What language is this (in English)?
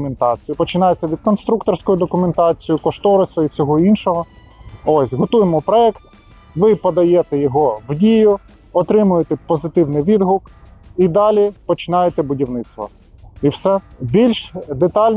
Ukrainian